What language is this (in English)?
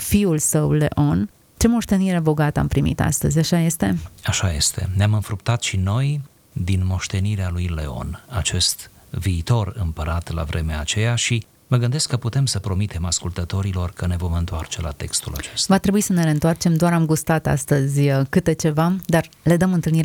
Romanian